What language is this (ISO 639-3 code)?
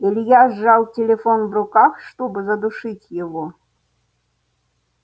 rus